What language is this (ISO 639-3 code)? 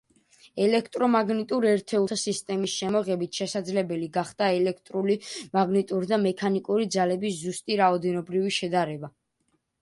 kat